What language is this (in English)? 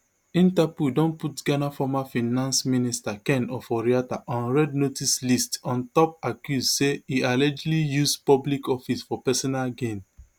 Nigerian Pidgin